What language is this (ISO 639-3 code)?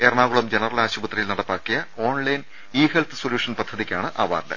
mal